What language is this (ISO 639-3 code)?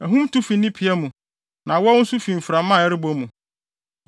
aka